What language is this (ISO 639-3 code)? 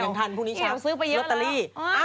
tha